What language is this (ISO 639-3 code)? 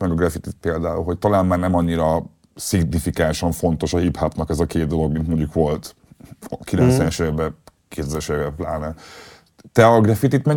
hun